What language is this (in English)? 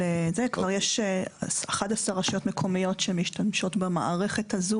Hebrew